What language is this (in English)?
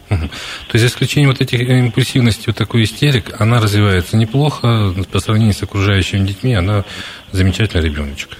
Russian